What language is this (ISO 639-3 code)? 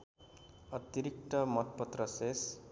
nep